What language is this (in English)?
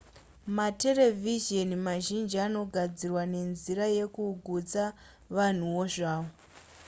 Shona